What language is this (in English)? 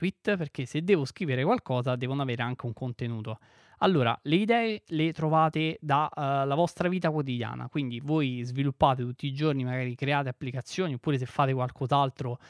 Italian